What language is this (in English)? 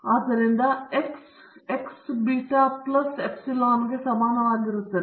Kannada